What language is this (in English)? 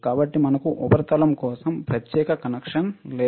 Telugu